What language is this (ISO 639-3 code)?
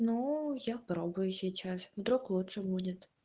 rus